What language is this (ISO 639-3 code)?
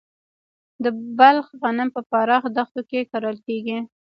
pus